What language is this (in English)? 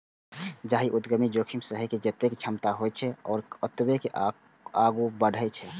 Maithili